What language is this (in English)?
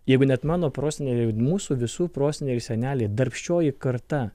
Lithuanian